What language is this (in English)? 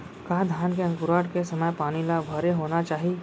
Chhattisgarhi